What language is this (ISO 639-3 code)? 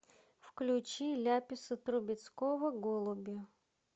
rus